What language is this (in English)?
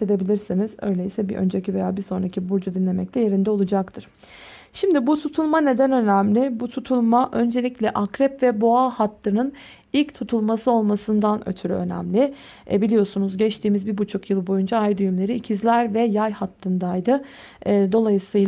Turkish